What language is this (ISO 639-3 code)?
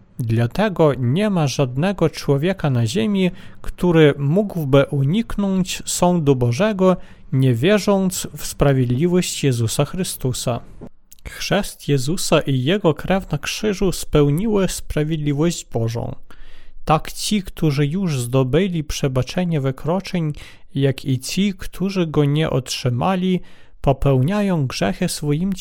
pol